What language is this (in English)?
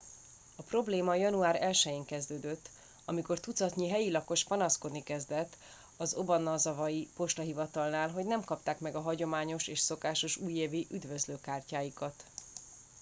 Hungarian